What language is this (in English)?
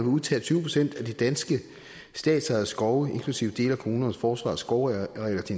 Danish